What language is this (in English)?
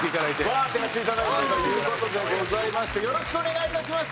Japanese